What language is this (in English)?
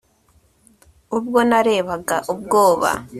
Kinyarwanda